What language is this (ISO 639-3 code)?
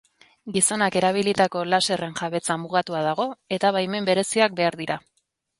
eus